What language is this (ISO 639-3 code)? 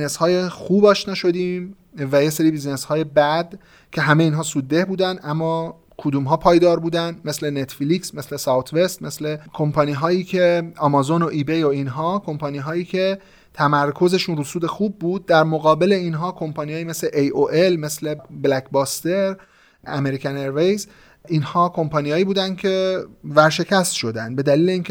fas